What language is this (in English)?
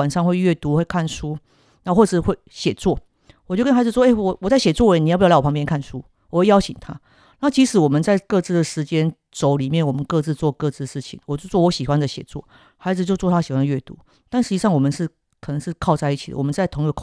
Chinese